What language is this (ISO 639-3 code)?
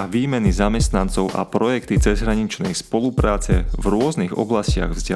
slk